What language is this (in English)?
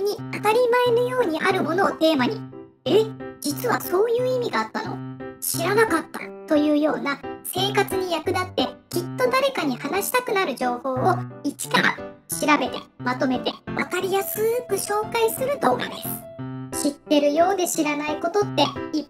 Japanese